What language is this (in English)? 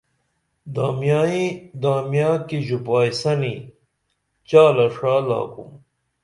Dameli